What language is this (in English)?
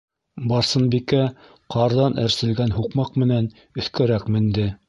Bashkir